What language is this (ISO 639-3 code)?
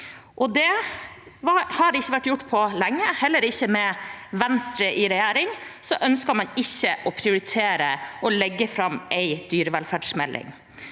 nor